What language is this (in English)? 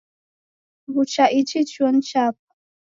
Taita